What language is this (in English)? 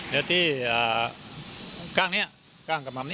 Thai